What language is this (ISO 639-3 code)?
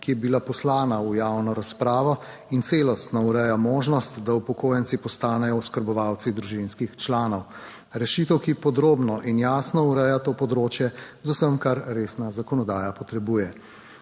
slv